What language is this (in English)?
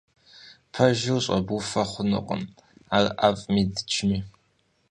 Kabardian